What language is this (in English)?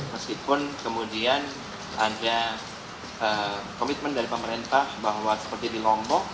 Indonesian